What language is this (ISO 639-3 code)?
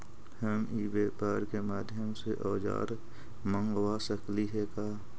mag